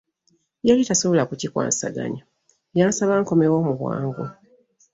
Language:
Ganda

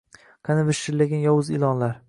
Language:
Uzbek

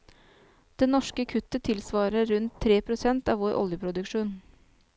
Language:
Norwegian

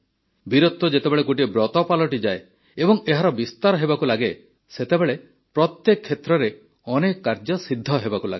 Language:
Odia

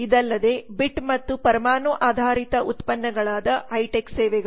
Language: Kannada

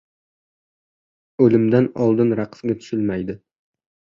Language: Uzbek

